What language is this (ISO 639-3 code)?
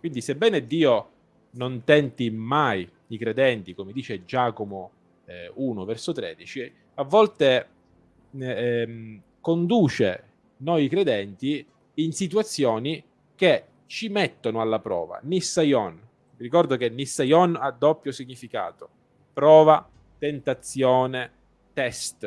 ita